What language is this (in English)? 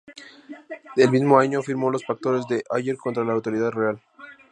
Spanish